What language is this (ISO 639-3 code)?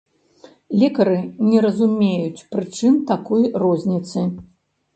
bel